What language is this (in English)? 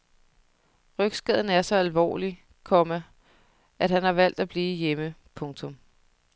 Danish